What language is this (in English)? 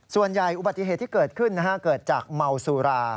Thai